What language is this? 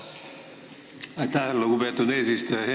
Estonian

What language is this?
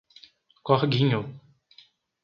Portuguese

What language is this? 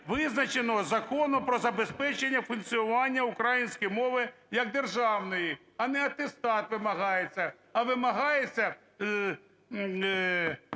Ukrainian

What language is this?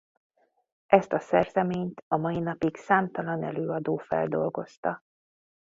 Hungarian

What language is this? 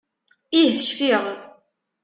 Kabyle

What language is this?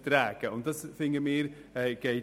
Swiss German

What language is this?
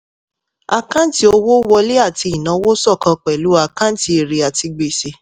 Yoruba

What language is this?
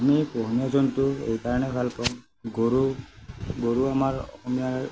Assamese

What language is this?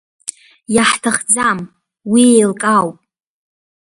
Abkhazian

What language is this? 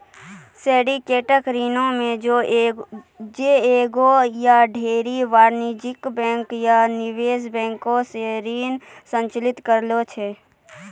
Maithili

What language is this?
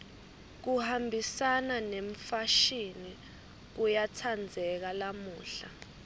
Swati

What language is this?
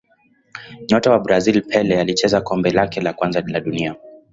Swahili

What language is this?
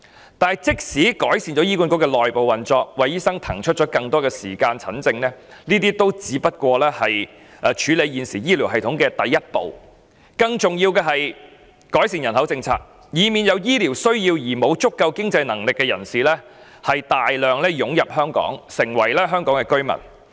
Cantonese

